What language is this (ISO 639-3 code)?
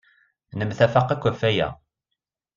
kab